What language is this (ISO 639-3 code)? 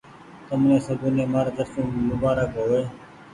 gig